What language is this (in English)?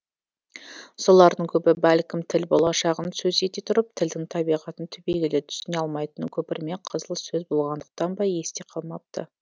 Kazakh